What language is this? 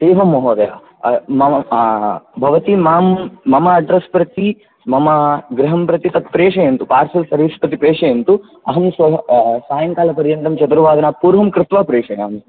Sanskrit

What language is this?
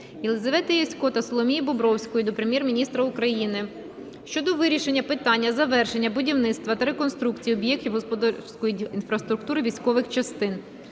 Ukrainian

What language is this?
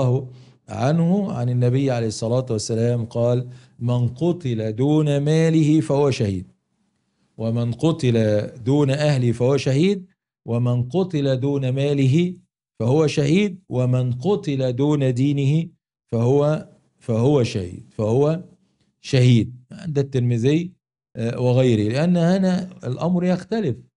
Arabic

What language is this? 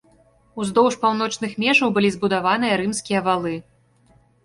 Belarusian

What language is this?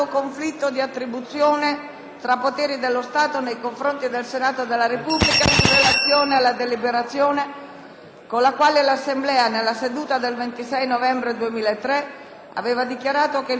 Italian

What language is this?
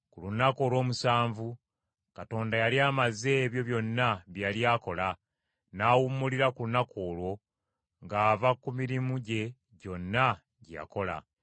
Ganda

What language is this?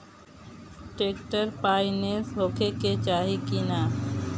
Bhojpuri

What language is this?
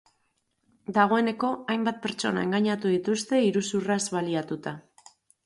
Basque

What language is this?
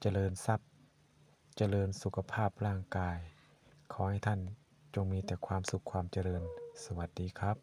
Thai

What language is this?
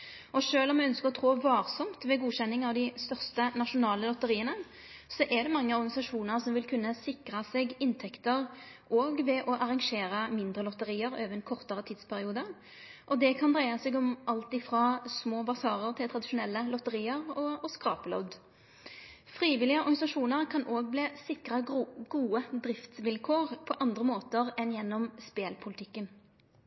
Norwegian Nynorsk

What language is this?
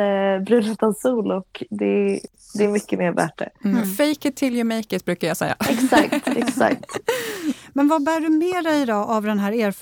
Swedish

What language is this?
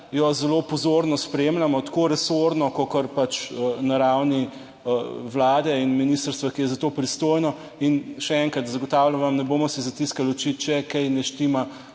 Slovenian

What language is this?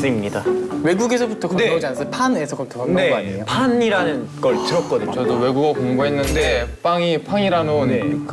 Korean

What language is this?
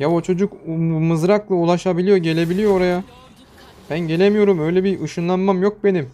Turkish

